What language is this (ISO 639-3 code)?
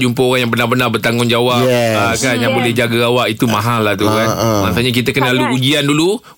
msa